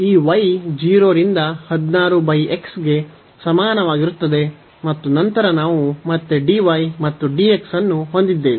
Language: Kannada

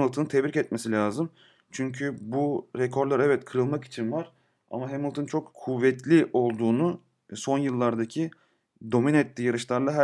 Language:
Turkish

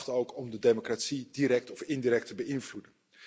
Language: Dutch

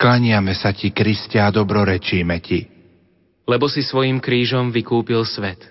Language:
Slovak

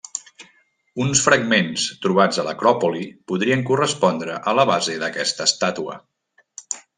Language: Catalan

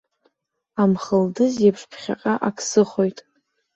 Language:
Abkhazian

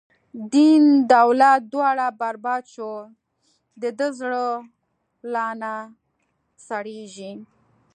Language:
Pashto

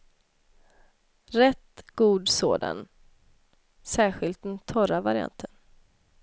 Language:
Swedish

